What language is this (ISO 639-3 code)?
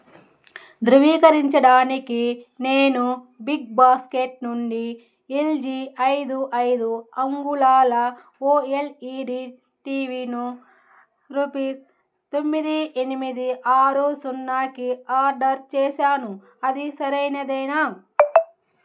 tel